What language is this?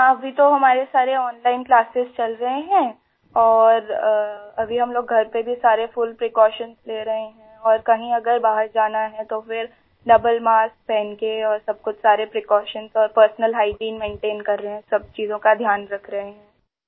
Hindi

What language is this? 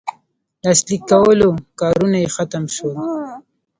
Pashto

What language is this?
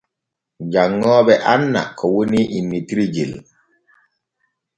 Borgu Fulfulde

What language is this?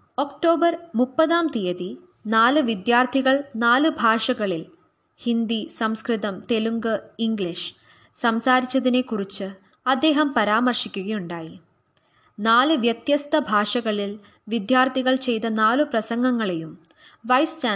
Malayalam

